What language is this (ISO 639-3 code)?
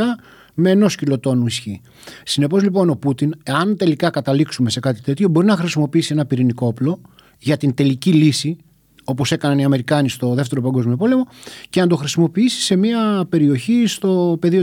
ell